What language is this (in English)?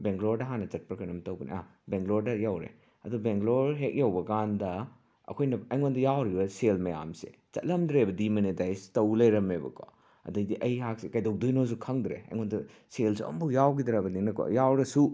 Manipuri